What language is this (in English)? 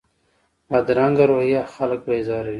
Pashto